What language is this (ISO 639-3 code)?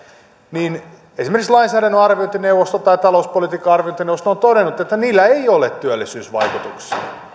fin